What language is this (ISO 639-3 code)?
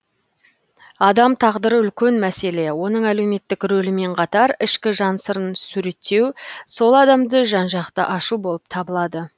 kaz